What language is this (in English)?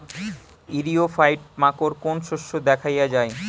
Bangla